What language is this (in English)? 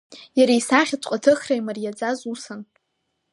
Abkhazian